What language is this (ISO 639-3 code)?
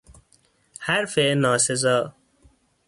fas